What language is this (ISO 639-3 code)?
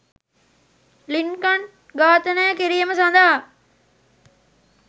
sin